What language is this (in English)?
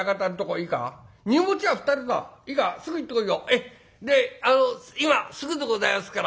Japanese